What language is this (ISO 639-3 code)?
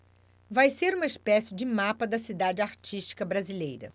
por